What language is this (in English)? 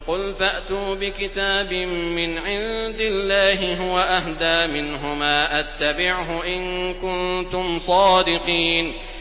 Arabic